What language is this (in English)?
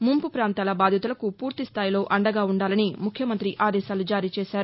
Telugu